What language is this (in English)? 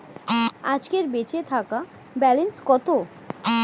Bangla